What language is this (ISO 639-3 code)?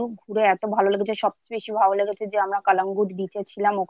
ben